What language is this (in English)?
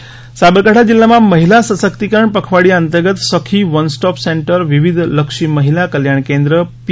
Gujarati